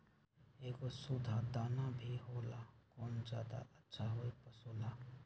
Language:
Magahi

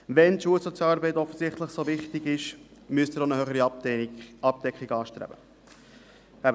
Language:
Swiss German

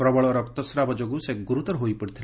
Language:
Odia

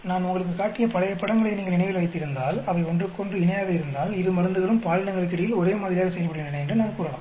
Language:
Tamil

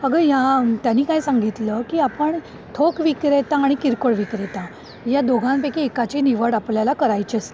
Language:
Marathi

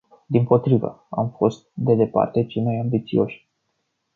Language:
Romanian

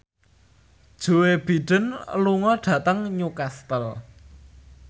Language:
Javanese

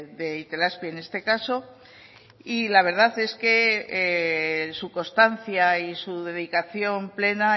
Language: Spanish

